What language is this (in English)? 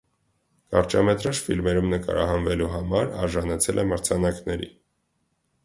Armenian